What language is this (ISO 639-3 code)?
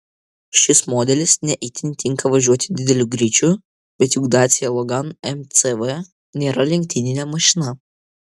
lit